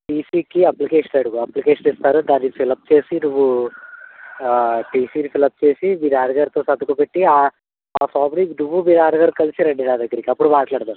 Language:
Telugu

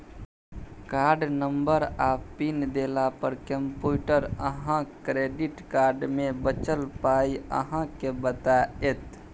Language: Maithili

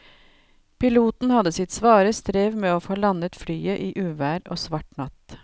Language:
Norwegian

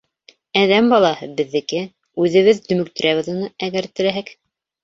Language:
Bashkir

